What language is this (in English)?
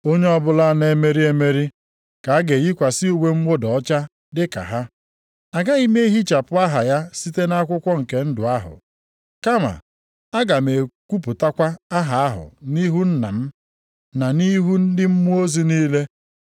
Igbo